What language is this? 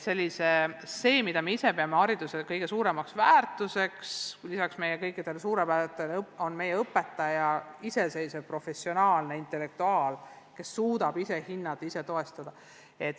Estonian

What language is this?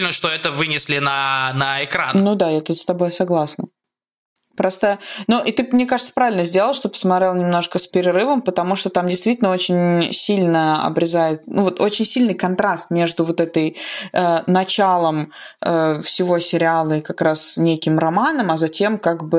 Russian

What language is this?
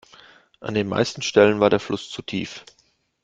German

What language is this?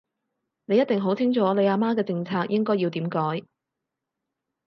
Cantonese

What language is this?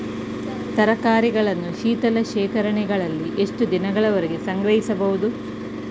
Kannada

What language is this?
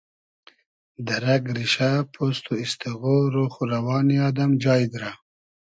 Hazaragi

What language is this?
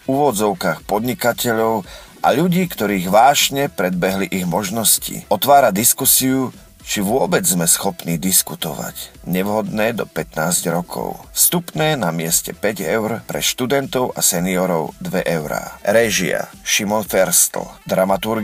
Slovak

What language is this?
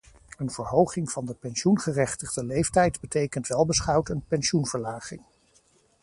Dutch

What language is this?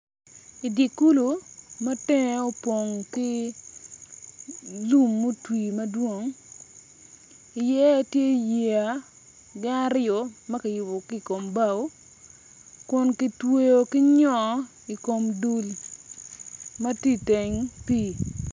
Acoli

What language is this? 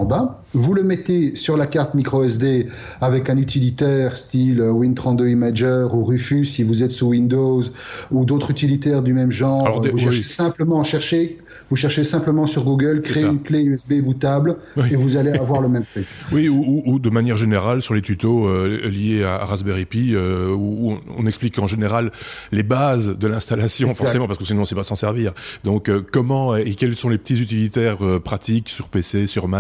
French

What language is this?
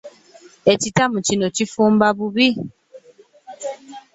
Ganda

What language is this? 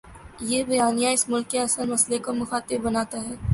Urdu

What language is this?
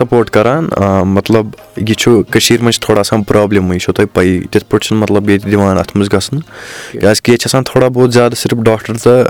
Urdu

